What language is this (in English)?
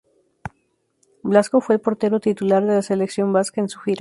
Spanish